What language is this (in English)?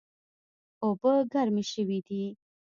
Pashto